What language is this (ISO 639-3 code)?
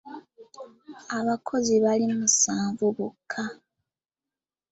lug